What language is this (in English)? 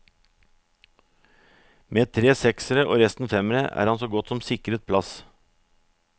Norwegian